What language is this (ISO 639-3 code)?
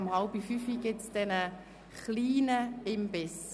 gsw